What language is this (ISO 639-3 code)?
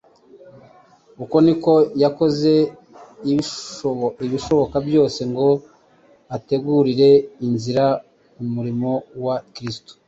kin